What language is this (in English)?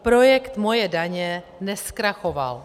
Czech